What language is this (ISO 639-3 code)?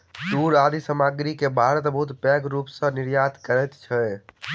mai